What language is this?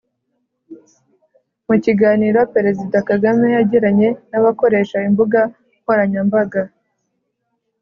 Kinyarwanda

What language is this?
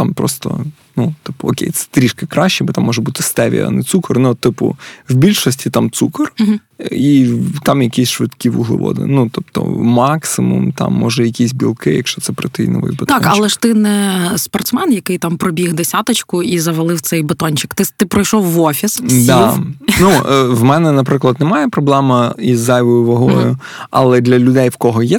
Ukrainian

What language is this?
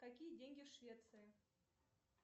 Russian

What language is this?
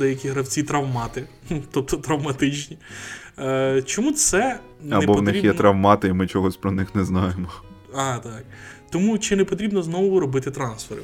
Ukrainian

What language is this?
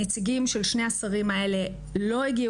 Hebrew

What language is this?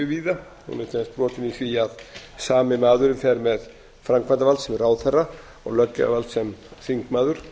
Icelandic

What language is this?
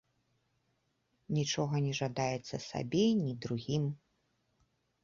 Belarusian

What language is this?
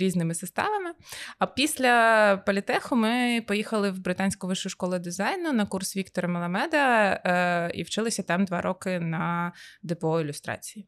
Ukrainian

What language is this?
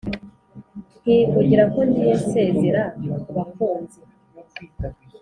Kinyarwanda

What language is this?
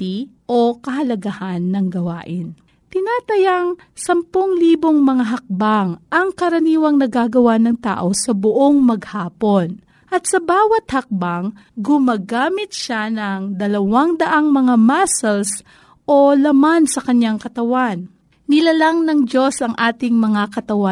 Filipino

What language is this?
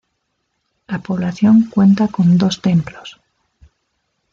Spanish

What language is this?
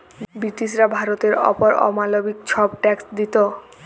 Bangla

